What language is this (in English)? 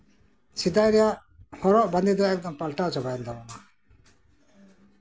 Santali